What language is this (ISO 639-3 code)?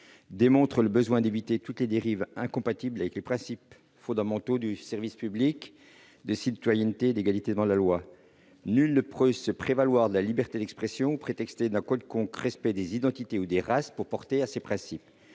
fra